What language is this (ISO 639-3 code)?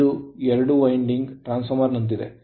kan